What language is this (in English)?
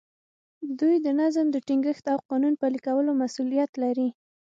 Pashto